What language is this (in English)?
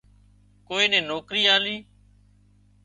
Wadiyara Koli